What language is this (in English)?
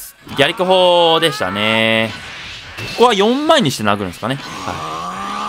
Japanese